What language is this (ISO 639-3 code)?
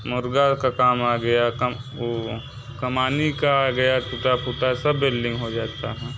hin